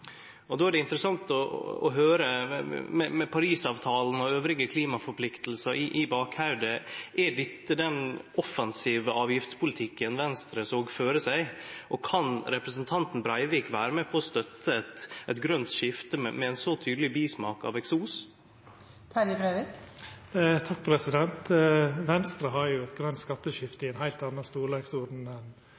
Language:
Norwegian Nynorsk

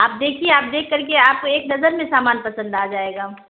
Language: Urdu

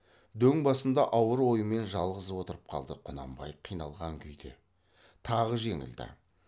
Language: Kazakh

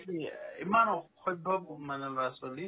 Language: Assamese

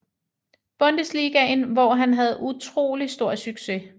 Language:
Danish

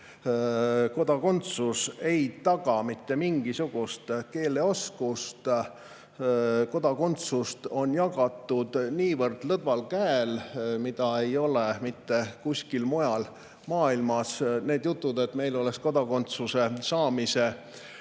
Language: Estonian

